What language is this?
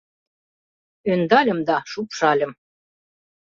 Mari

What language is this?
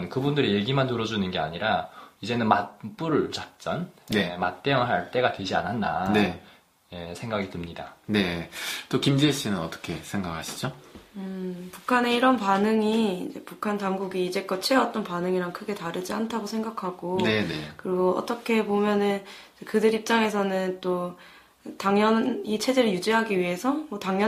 Korean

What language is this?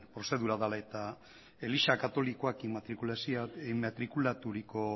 Basque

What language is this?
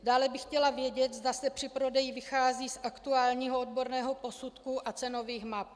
Czech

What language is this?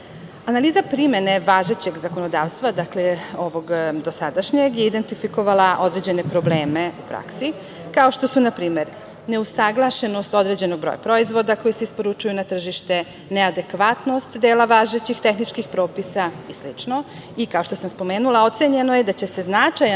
Serbian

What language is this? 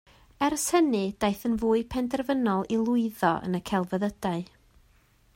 Welsh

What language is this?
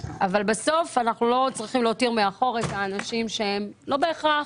Hebrew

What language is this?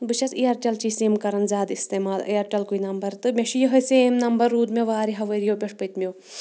Kashmiri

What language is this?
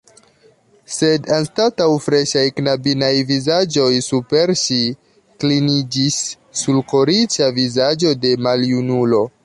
Esperanto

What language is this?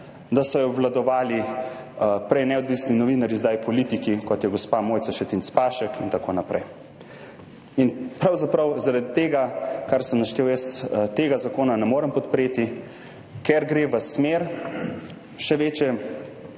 Slovenian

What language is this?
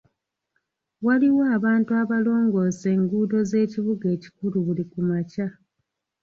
Ganda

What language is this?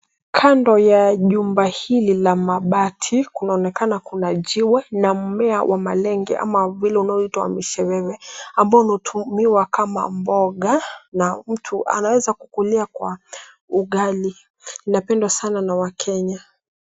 Swahili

